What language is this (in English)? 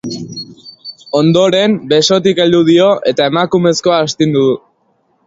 Basque